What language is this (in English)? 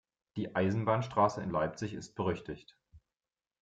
German